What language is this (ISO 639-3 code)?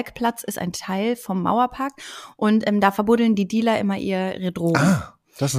deu